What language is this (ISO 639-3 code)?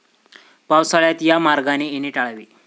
mar